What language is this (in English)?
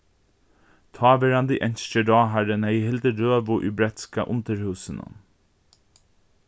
Faroese